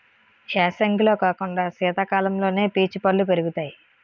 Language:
Telugu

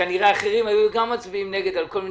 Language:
Hebrew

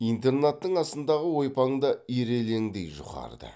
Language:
Kazakh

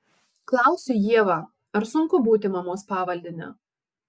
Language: Lithuanian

